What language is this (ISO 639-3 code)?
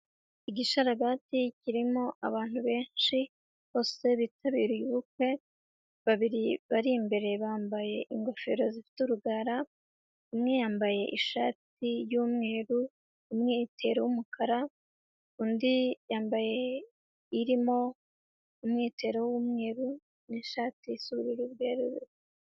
kin